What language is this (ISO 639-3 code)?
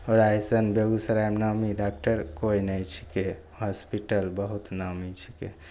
mai